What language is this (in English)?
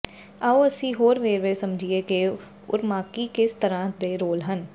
Punjabi